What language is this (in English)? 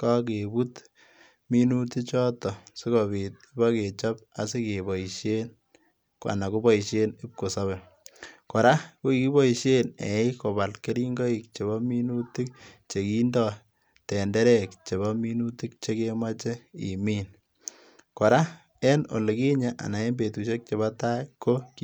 Kalenjin